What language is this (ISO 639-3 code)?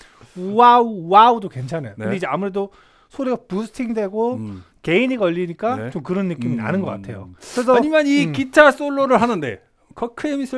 kor